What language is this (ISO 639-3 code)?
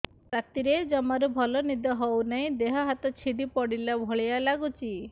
ori